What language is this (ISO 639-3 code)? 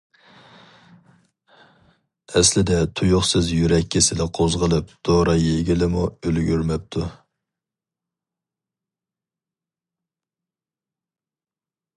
uig